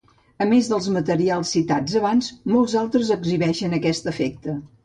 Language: Catalan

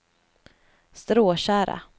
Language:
Swedish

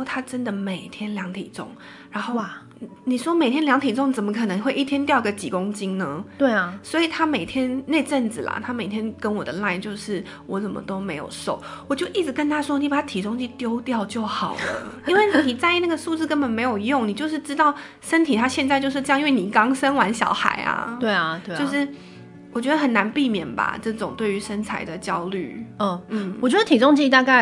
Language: Chinese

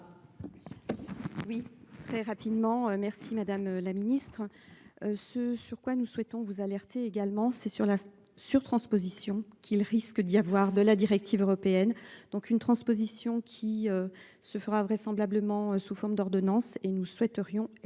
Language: French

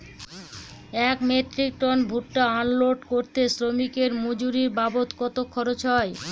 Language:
Bangla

